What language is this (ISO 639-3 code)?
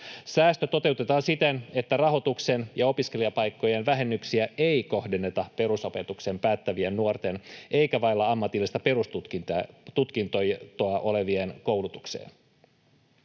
fin